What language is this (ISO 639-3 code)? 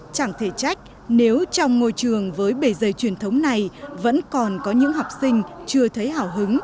vie